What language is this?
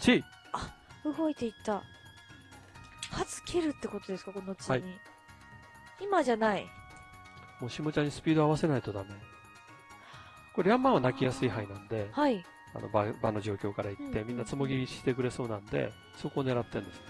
Japanese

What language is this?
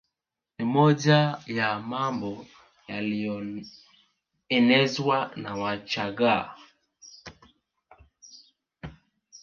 Swahili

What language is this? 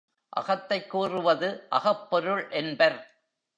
Tamil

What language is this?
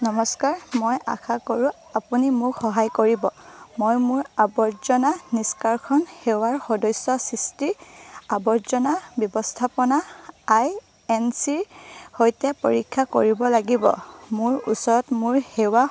Assamese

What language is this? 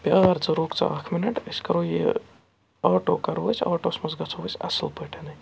Kashmiri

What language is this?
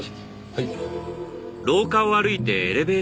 Japanese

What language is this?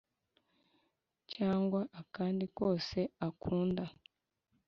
Kinyarwanda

